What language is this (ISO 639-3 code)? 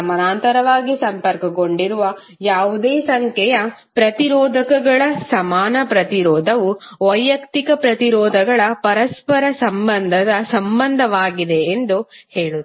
kan